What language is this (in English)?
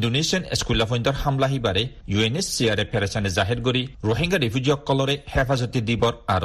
Bangla